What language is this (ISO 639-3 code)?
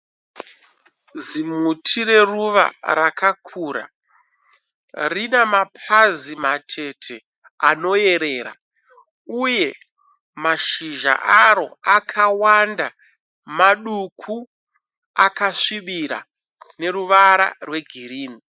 sna